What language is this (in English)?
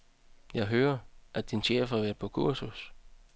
Danish